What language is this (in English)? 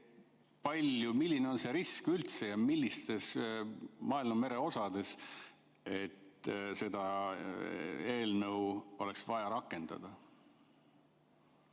Estonian